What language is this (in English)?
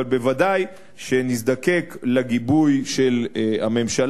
Hebrew